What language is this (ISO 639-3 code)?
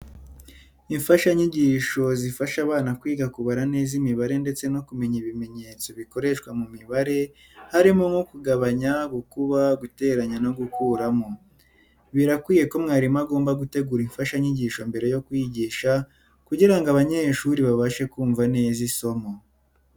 kin